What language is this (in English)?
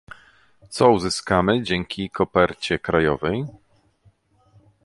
Polish